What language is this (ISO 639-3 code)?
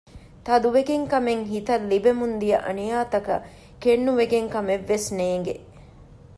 div